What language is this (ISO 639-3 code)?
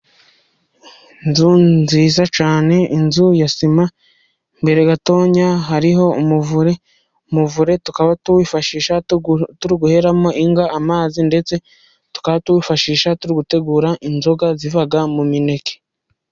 kin